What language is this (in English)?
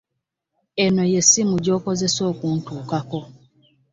Ganda